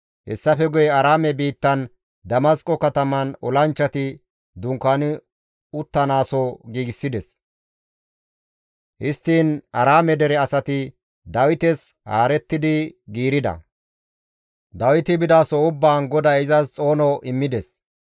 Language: Gamo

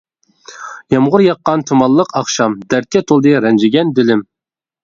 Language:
Uyghur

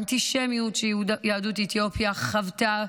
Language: Hebrew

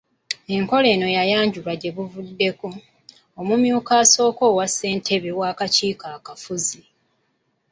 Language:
Ganda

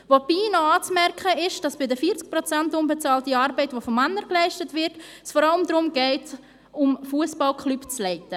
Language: Swiss German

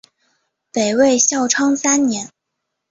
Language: Chinese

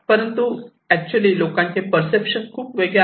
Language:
Marathi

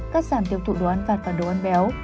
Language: Vietnamese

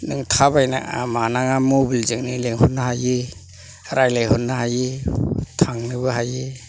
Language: Bodo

